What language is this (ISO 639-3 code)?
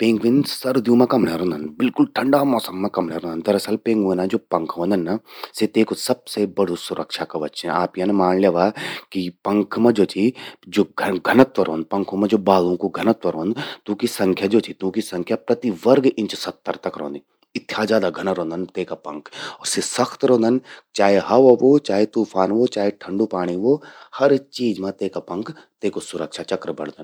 gbm